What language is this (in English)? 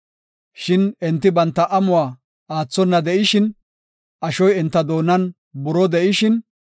Gofa